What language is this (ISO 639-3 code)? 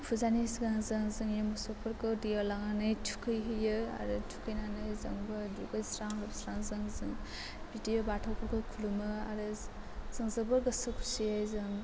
brx